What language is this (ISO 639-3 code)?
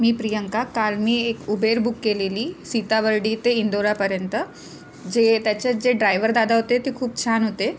mar